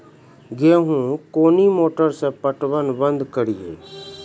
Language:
Maithili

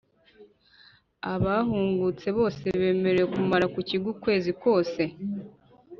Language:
Kinyarwanda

